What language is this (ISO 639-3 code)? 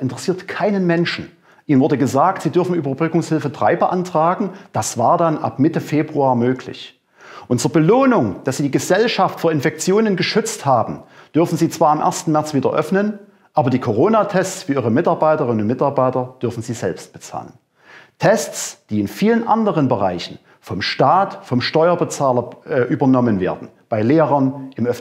deu